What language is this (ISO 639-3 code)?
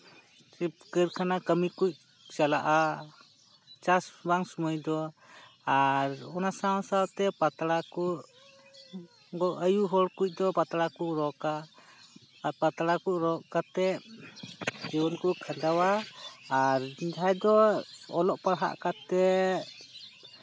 sat